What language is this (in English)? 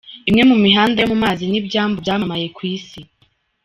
Kinyarwanda